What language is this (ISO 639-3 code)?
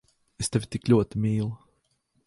lav